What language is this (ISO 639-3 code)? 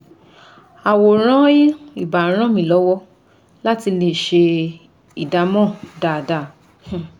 yor